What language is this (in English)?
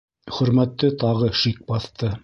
Bashkir